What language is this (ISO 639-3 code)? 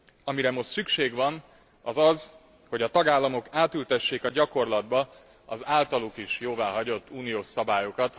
hun